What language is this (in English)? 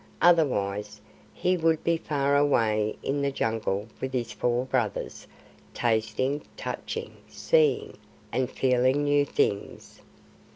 English